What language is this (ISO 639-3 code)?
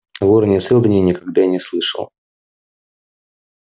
rus